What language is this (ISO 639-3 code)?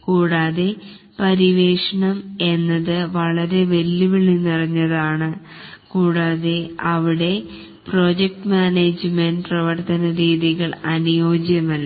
mal